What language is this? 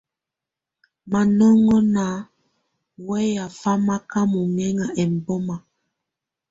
Tunen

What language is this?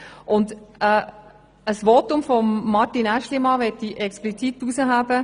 Swiss German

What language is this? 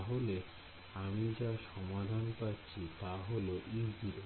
Bangla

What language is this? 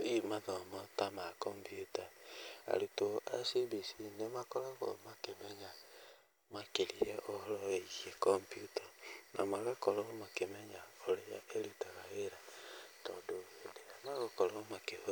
Kikuyu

